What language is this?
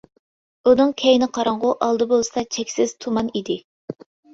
Uyghur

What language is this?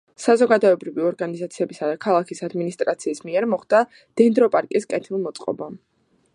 Georgian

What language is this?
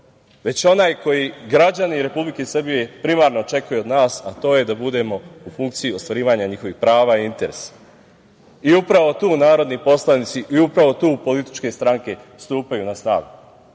Serbian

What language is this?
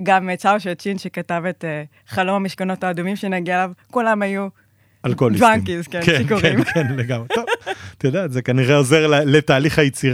Hebrew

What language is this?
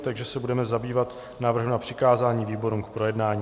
Czech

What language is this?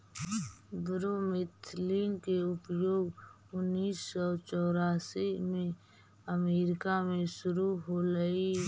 Magahi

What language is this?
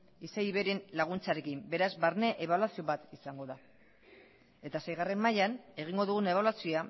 Basque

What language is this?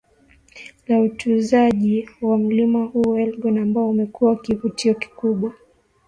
Swahili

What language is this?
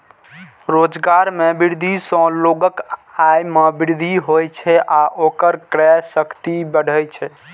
Maithili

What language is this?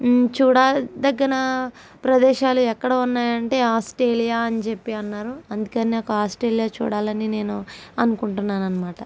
Telugu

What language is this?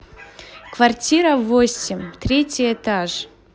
Russian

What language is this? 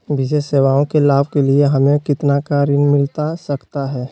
Magahi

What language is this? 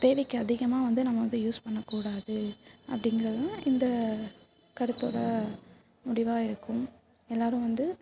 Tamil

